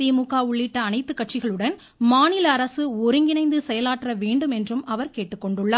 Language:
Tamil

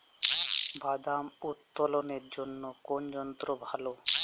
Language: Bangla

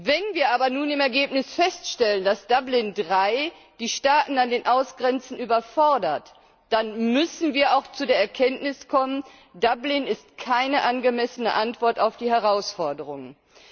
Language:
German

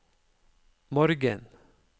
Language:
Norwegian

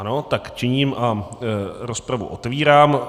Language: Czech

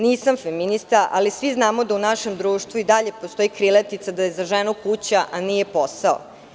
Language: Serbian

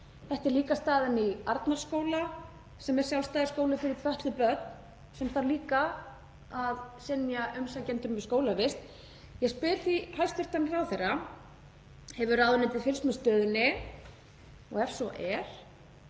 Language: Icelandic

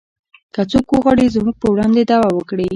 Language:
Pashto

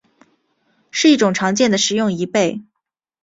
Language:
Chinese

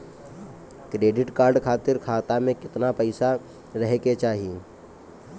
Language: Bhojpuri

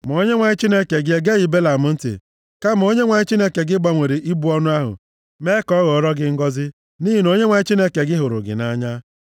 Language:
Igbo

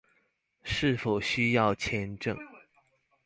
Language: Chinese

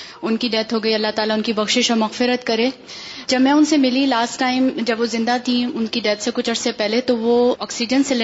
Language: Urdu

